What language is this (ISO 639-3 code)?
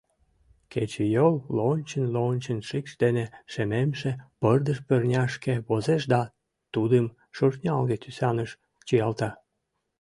chm